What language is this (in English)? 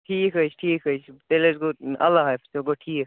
Kashmiri